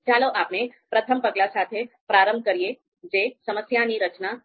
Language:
Gujarati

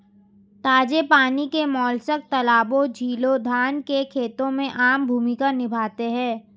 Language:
Hindi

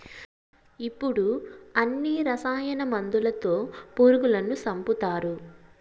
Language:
Telugu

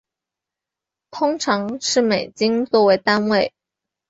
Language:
Chinese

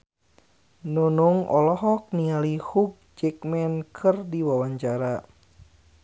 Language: Sundanese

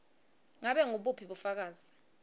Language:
Swati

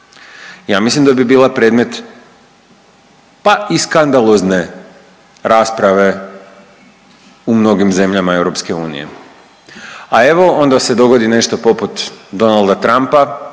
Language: Croatian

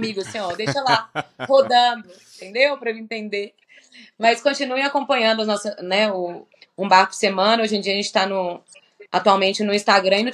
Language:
Portuguese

